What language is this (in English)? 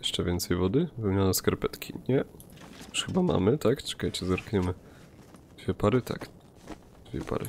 Polish